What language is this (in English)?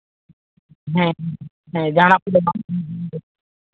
Santali